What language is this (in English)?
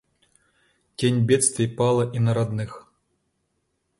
Russian